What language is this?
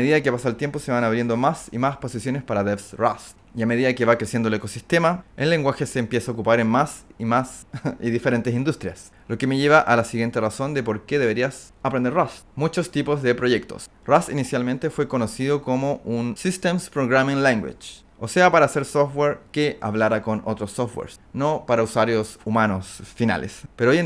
Spanish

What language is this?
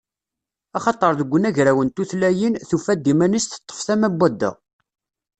Kabyle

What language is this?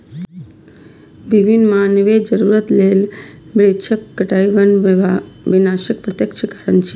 Maithili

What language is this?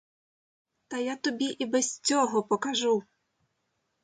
Ukrainian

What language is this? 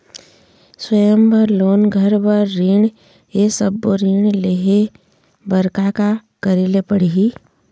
Chhattisgarhi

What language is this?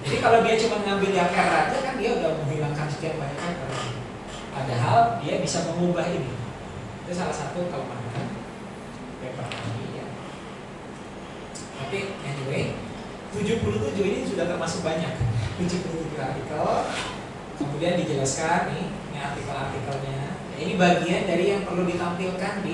Indonesian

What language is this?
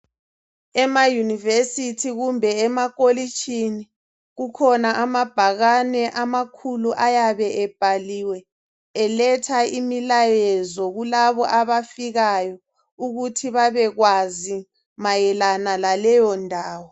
North Ndebele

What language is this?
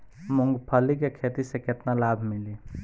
Bhojpuri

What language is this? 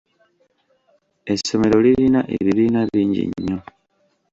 Ganda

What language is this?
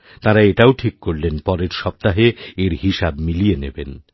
Bangla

